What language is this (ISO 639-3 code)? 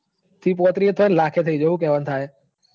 guj